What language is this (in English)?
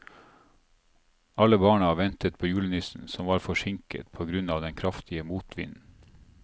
Norwegian